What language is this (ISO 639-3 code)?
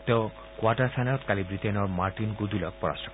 asm